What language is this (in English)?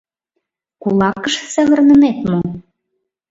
Mari